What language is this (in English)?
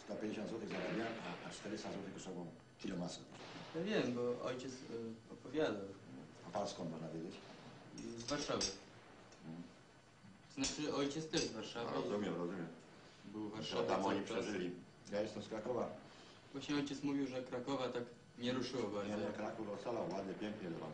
Polish